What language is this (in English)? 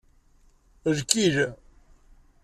Kabyle